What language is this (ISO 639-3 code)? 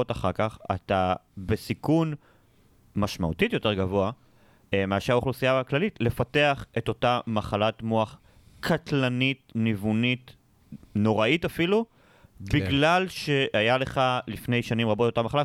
heb